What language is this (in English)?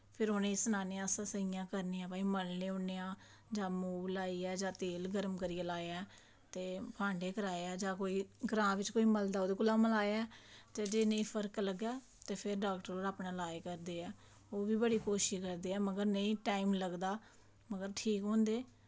Dogri